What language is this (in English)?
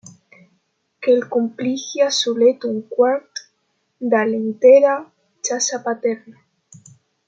Romansh